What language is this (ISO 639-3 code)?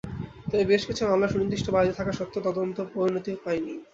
ben